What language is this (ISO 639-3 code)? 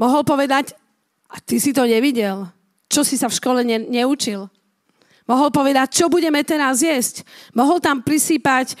slk